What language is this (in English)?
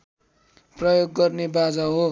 Nepali